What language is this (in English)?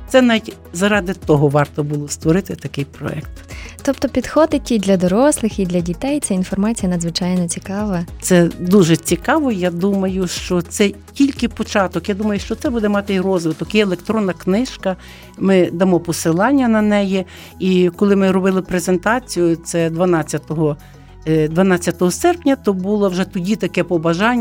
Ukrainian